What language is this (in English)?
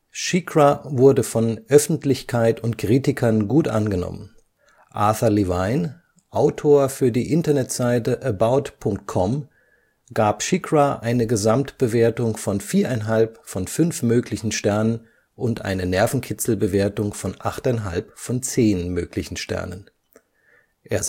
German